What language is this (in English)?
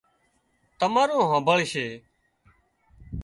Wadiyara Koli